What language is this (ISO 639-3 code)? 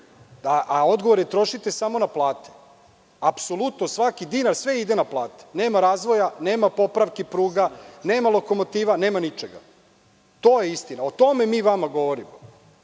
srp